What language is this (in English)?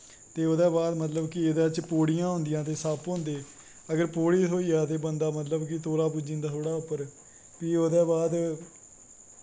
Dogri